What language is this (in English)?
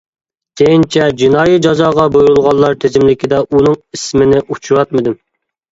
Uyghur